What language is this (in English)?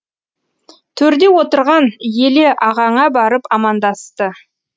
Kazakh